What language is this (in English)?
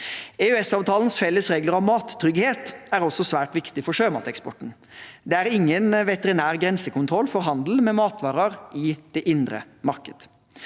Norwegian